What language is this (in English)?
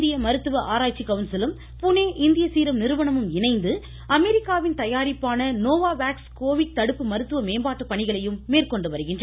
Tamil